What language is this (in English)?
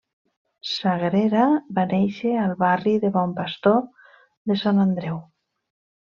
Catalan